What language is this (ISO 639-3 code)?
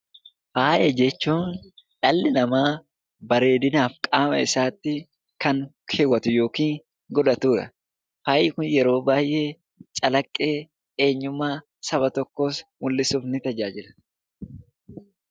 orm